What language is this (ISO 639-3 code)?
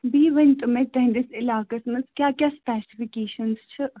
kas